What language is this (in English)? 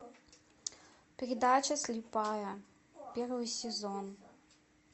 Russian